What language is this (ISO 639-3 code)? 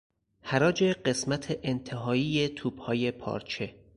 fas